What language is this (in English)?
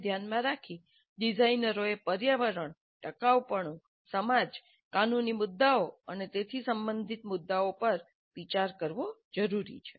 Gujarati